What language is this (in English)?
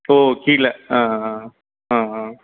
Tamil